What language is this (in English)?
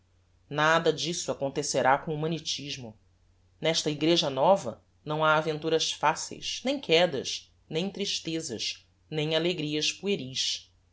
Portuguese